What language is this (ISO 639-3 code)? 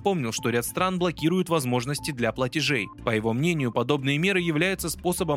rus